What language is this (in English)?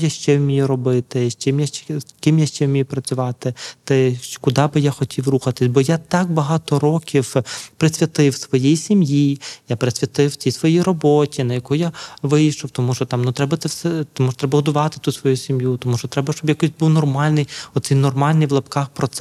Ukrainian